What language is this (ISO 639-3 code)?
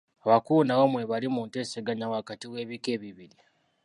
lug